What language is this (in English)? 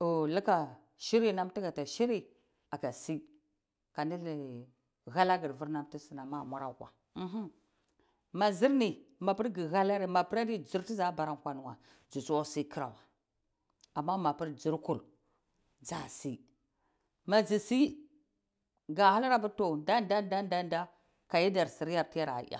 Cibak